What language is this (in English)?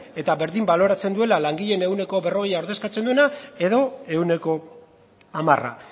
Basque